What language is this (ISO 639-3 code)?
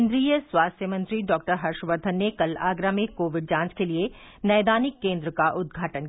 hin